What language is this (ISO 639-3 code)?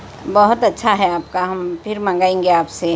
urd